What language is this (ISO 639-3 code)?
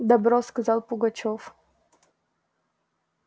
rus